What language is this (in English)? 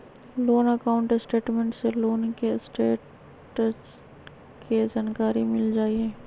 Magahi